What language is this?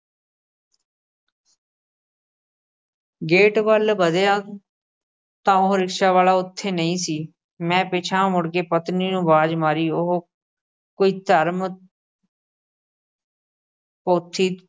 Punjabi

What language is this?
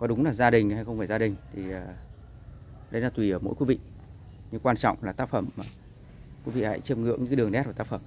Vietnamese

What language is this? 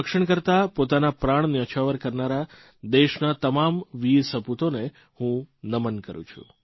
Gujarati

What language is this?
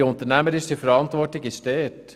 Swiss German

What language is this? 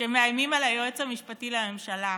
Hebrew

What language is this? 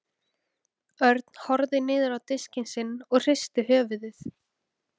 Icelandic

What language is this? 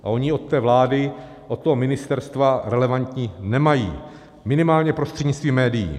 Czech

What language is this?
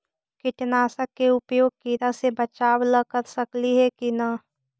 Magahi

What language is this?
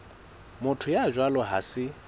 Southern Sotho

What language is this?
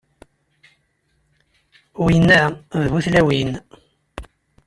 Kabyle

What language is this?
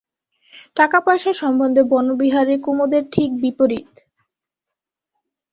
Bangla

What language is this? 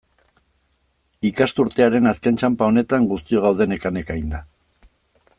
Basque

